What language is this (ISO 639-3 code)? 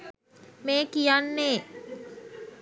sin